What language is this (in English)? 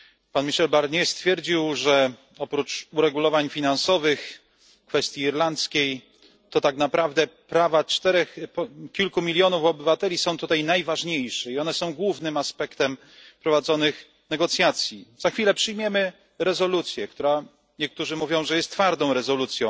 Polish